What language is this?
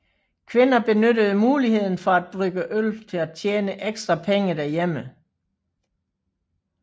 Danish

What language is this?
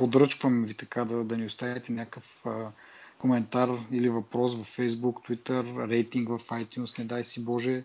Bulgarian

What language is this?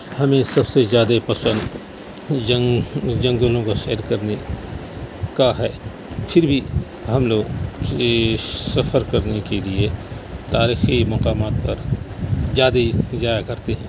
Urdu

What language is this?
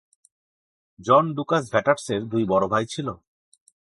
Bangla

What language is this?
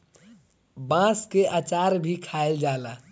Bhojpuri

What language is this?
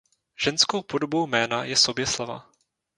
Czech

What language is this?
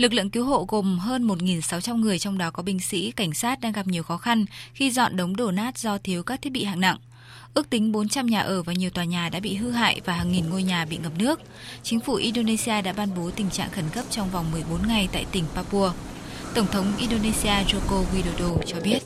Vietnamese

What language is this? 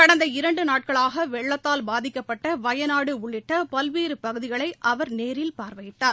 Tamil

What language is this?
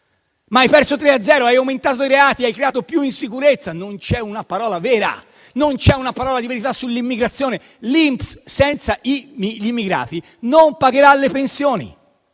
Italian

